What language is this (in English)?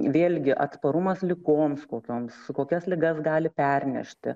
Lithuanian